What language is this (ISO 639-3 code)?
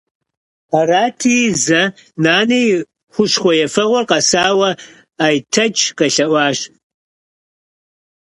kbd